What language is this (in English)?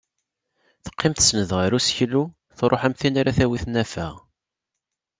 Kabyle